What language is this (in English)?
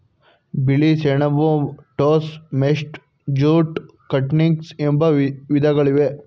Kannada